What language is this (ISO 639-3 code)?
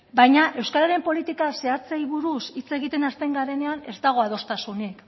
eus